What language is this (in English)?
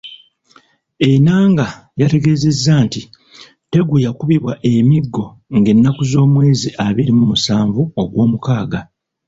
Ganda